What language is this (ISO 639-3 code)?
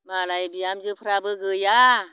brx